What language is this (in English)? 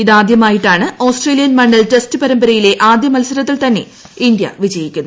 Malayalam